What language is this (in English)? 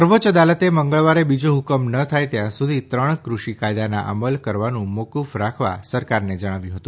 Gujarati